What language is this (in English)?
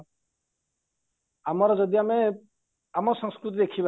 Odia